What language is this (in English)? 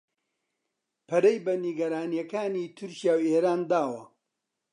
Central Kurdish